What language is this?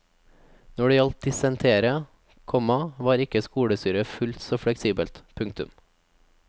Norwegian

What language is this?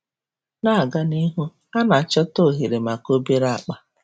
Igbo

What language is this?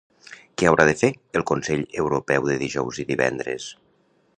Catalan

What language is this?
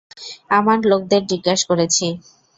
Bangla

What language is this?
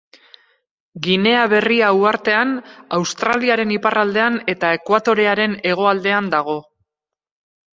Basque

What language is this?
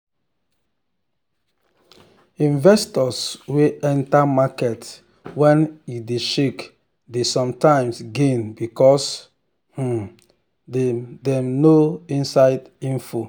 Nigerian Pidgin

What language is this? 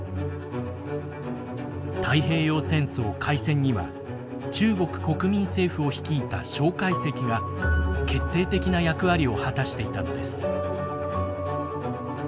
Japanese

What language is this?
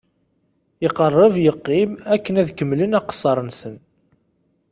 Kabyle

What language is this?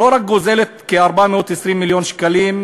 Hebrew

